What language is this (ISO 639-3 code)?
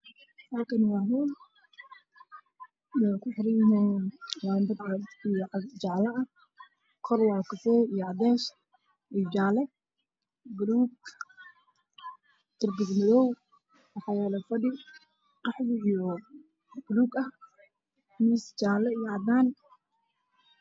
som